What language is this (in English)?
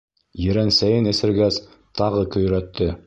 Bashkir